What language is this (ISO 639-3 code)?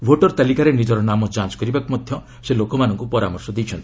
ori